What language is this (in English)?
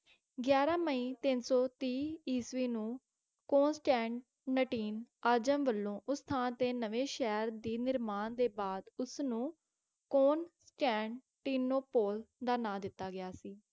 Punjabi